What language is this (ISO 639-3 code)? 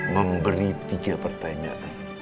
ind